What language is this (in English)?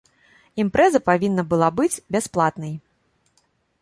Belarusian